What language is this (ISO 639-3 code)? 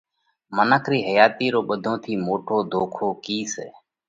kvx